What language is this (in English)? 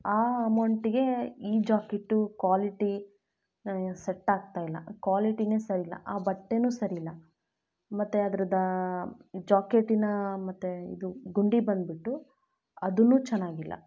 Kannada